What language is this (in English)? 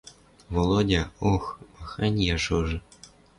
Western Mari